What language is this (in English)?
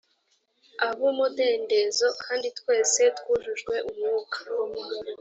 Kinyarwanda